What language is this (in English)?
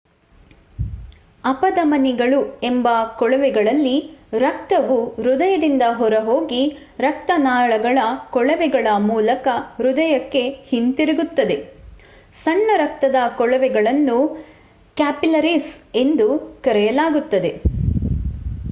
Kannada